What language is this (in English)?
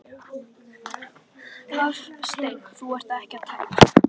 Icelandic